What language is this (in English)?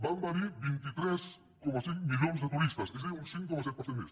Catalan